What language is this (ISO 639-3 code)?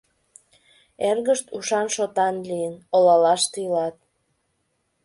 chm